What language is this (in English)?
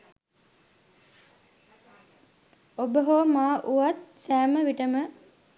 Sinhala